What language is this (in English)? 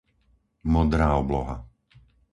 Slovak